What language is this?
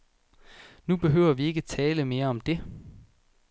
Danish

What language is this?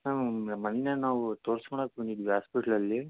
Kannada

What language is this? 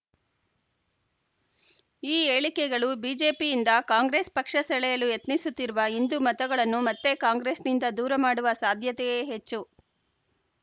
Kannada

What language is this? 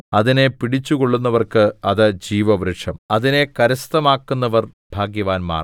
Malayalam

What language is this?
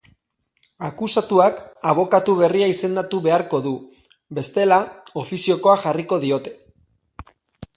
Basque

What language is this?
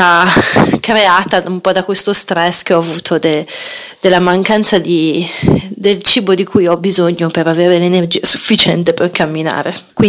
Italian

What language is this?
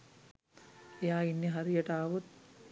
Sinhala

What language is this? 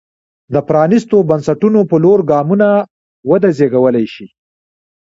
Pashto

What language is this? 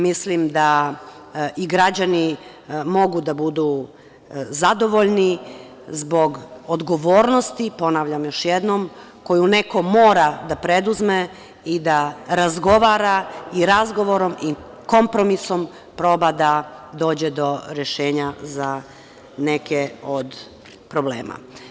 Serbian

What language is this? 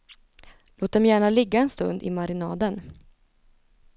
Swedish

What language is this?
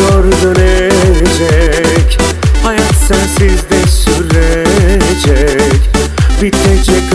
Turkish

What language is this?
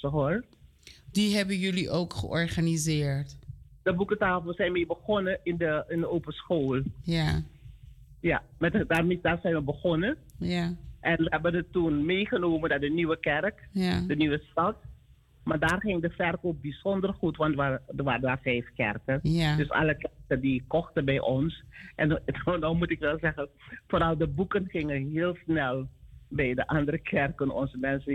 Dutch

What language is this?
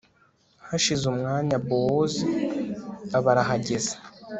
Kinyarwanda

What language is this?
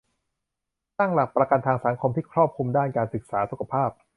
Thai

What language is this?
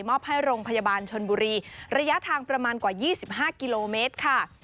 Thai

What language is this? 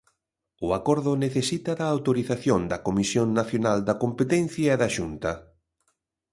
Galician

